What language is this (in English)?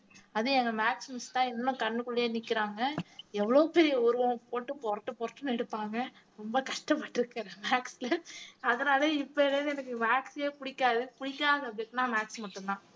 Tamil